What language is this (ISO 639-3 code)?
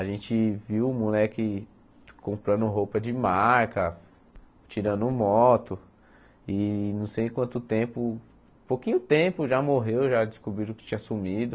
por